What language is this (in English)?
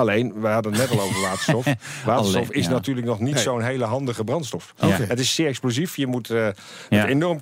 Dutch